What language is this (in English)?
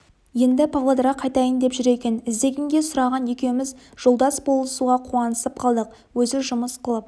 Kazakh